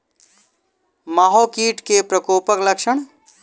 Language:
Maithili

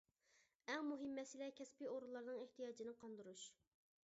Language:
Uyghur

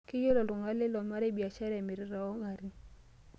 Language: Masai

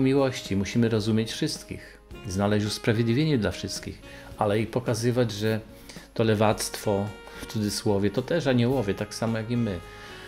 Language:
Polish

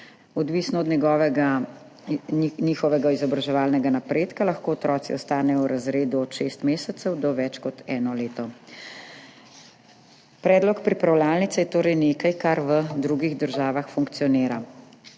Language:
Slovenian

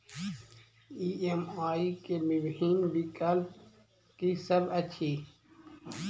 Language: Maithili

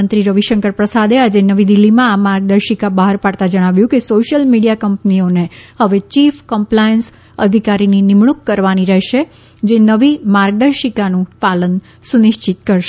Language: Gujarati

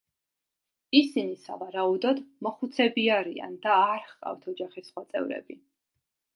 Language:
Georgian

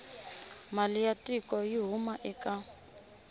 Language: Tsonga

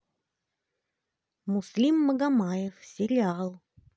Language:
Russian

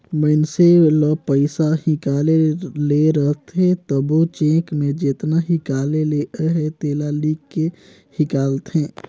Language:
Chhattisgarhi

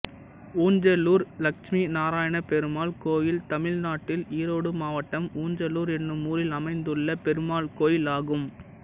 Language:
Tamil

